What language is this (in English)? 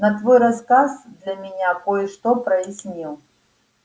Russian